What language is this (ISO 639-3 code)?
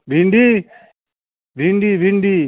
mai